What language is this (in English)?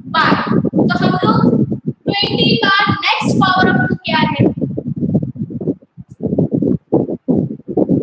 Indonesian